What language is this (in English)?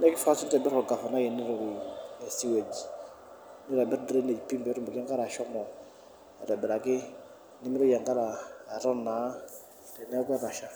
Masai